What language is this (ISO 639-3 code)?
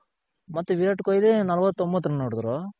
kan